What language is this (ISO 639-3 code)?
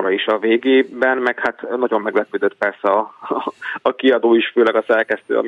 hun